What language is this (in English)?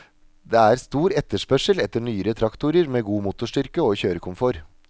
Norwegian